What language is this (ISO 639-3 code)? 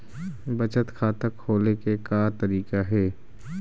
hne